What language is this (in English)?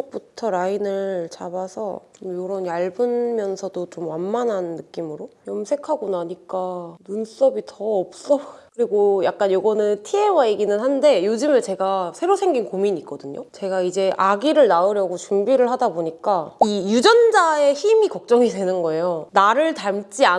Korean